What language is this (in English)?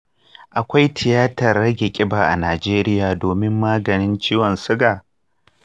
Hausa